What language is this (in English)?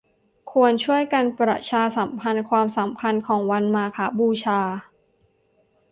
Thai